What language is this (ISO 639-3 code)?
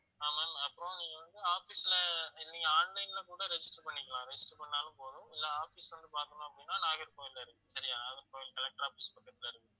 tam